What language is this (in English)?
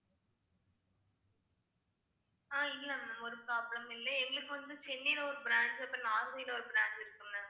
Tamil